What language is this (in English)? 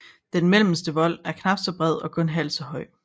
Danish